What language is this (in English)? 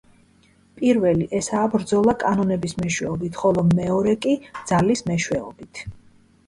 Georgian